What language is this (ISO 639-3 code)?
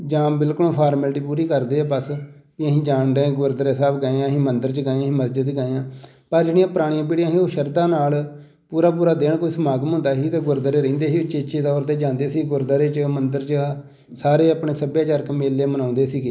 pan